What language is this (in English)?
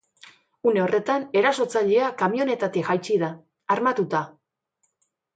Basque